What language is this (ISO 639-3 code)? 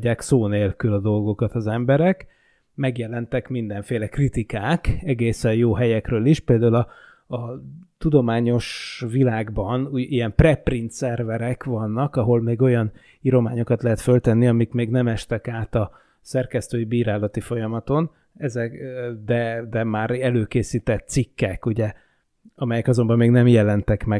hun